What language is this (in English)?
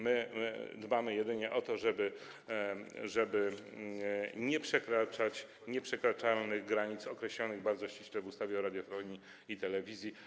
Polish